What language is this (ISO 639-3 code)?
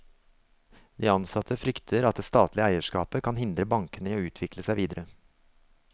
nor